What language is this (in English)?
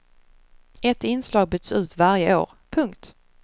Swedish